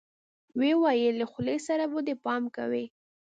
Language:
Pashto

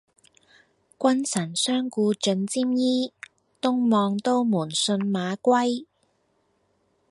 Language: Cantonese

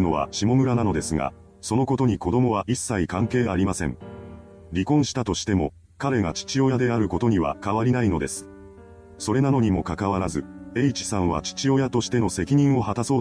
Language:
Japanese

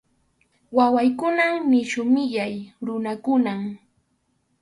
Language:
Arequipa-La Unión Quechua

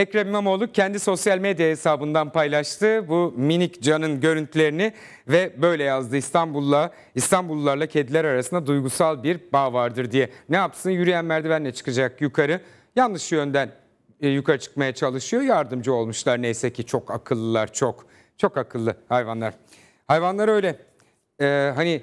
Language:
Turkish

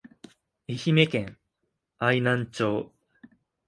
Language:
Japanese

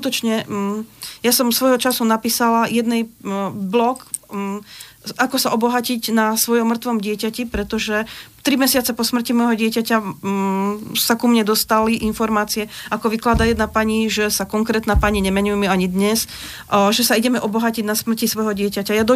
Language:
Slovak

